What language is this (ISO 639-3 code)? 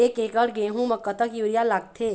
hne